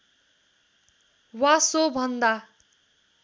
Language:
Nepali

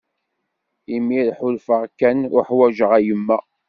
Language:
Kabyle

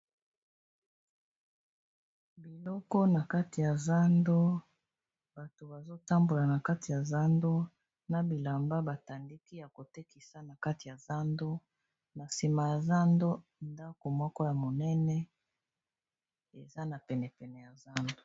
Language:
Lingala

